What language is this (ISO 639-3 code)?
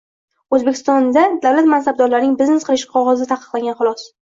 uzb